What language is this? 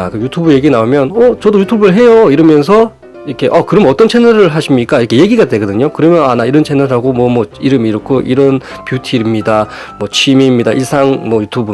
Korean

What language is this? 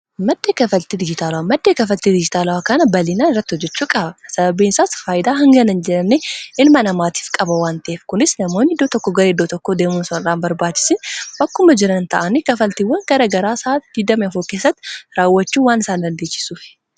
Oromo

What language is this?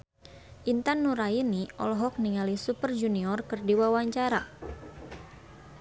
Sundanese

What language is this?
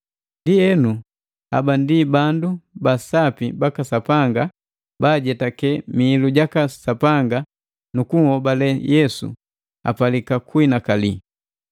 Matengo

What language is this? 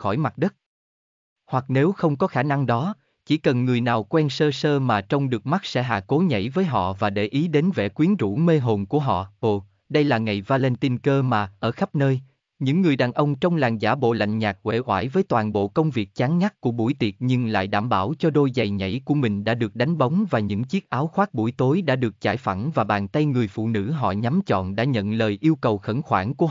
Vietnamese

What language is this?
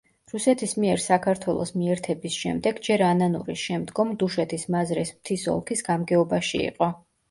Georgian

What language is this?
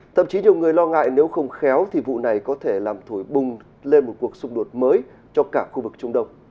Vietnamese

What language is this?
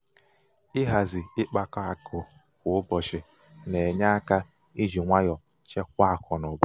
Igbo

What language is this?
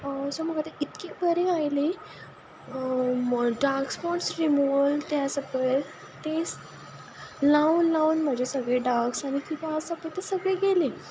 Konkani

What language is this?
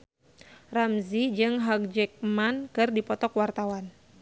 Sundanese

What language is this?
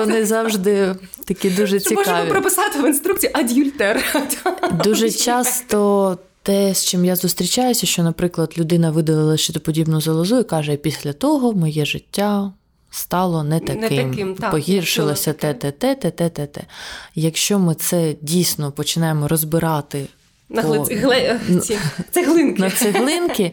Ukrainian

